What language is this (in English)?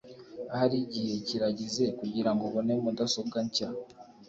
Kinyarwanda